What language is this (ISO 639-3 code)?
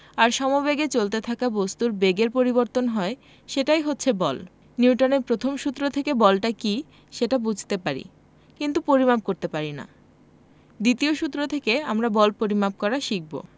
ben